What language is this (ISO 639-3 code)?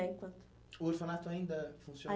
por